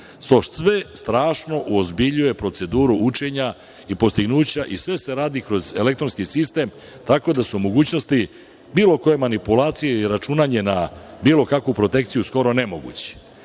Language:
Serbian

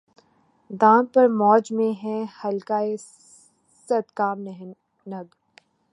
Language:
Urdu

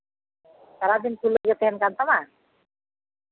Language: Santali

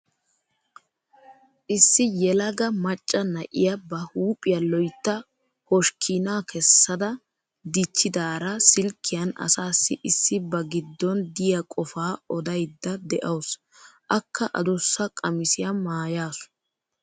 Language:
Wolaytta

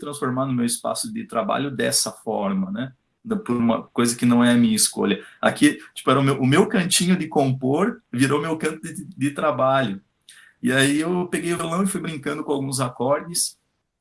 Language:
Portuguese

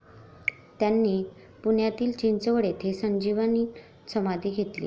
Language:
Marathi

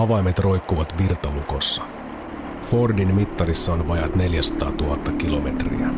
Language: Finnish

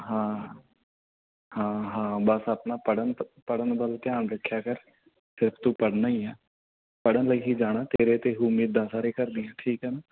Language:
Punjabi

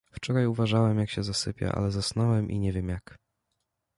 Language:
Polish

